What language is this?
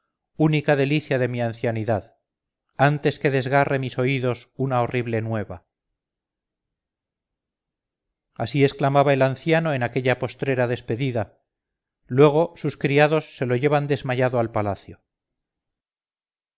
Spanish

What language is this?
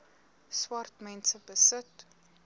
Afrikaans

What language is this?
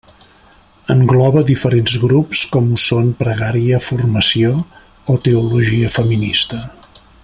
Catalan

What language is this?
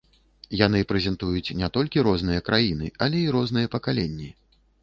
Belarusian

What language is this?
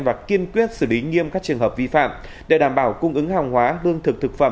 Vietnamese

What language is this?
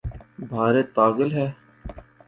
Urdu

